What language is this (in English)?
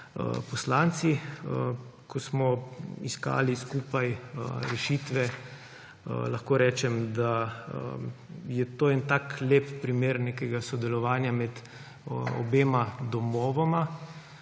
Slovenian